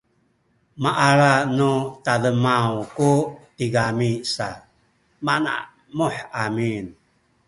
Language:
Sakizaya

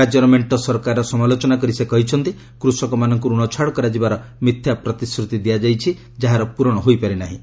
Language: Odia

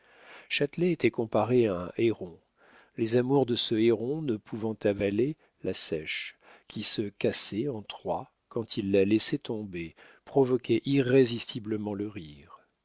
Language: French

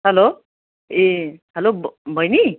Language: Nepali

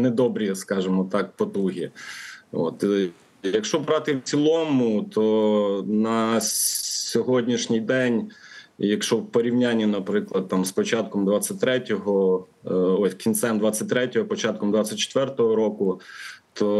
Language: Ukrainian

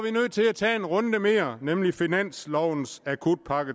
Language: Danish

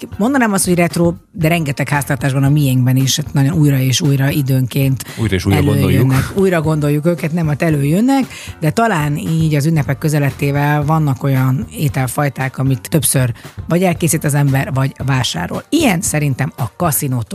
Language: Hungarian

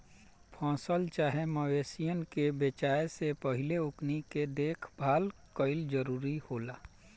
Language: Bhojpuri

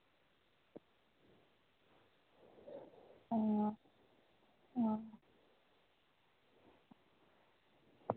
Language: Dogri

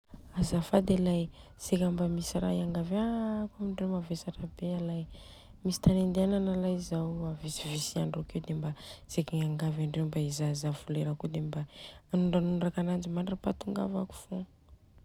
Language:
Southern Betsimisaraka Malagasy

